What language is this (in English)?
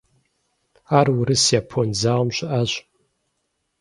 Kabardian